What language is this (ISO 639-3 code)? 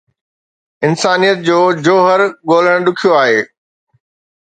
snd